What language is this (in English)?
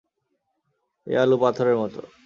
Bangla